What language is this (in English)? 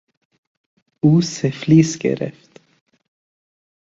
Persian